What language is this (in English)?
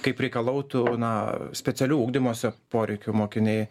Lithuanian